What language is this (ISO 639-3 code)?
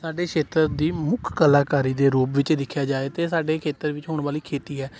pan